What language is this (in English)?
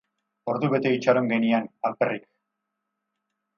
Basque